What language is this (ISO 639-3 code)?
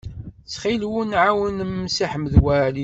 kab